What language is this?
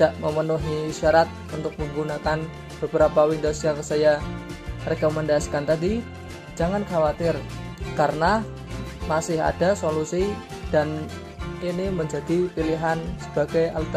Indonesian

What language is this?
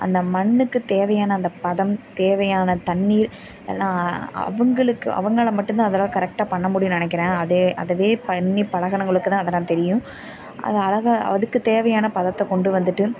Tamil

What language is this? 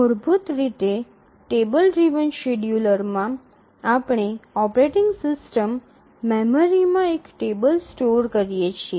Gujarati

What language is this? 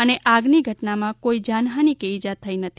Gujarati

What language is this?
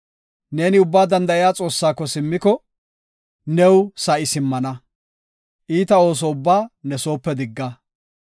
Gofa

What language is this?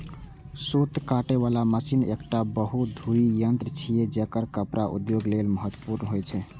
Maithili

